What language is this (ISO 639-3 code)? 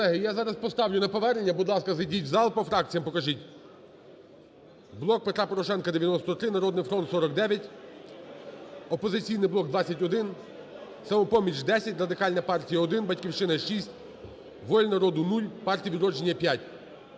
ukr